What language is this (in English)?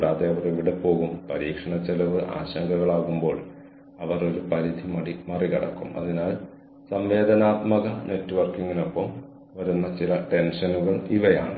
Malayalam